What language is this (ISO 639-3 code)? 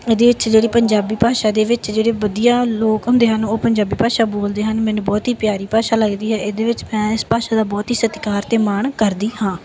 pan